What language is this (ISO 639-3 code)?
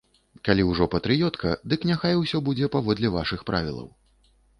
bel